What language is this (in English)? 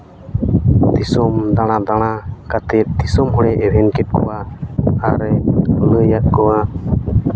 Santali